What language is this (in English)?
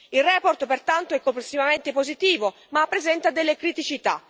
Italian